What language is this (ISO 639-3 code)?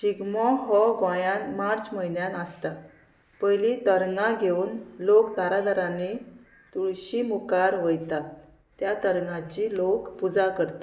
kok